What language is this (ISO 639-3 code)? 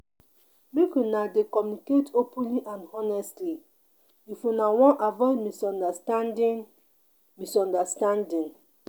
pcm